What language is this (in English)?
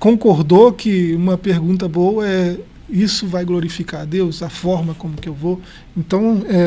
Portuguese